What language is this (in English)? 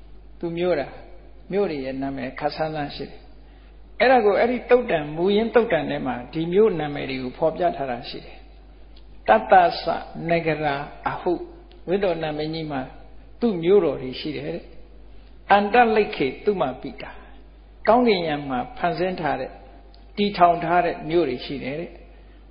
Vietnamese